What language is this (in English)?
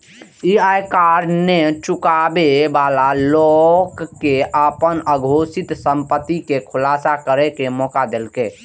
Maithili